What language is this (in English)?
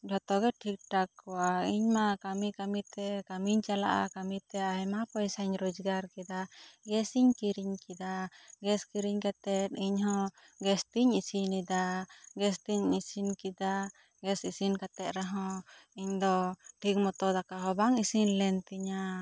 Santali